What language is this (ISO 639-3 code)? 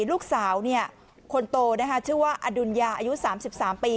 tha